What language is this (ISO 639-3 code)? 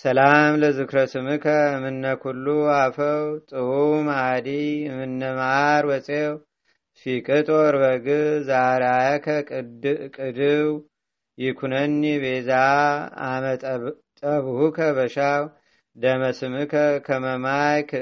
amh